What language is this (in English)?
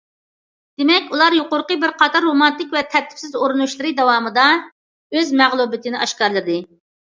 Uyghur